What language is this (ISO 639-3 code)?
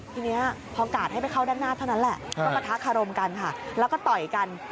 tha